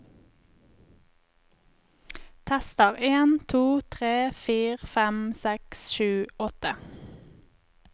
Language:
Norwegian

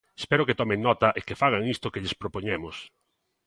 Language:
Galician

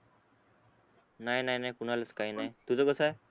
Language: Marathi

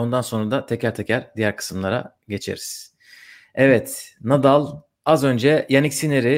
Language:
Turkish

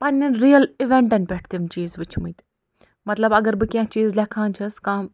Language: Kashmiri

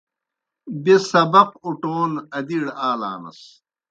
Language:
Kohistani Shina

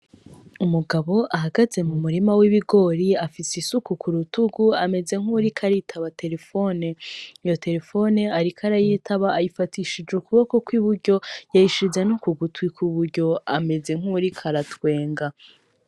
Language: Rundi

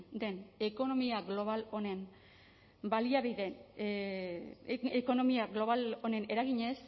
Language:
Basque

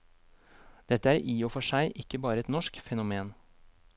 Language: Norwegian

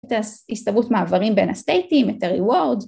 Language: Hebrew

